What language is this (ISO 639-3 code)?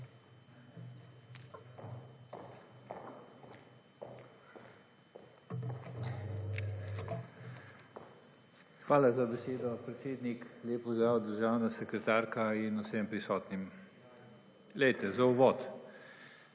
slv